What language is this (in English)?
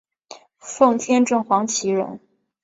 Chinese